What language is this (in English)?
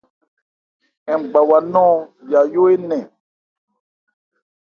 Ebrié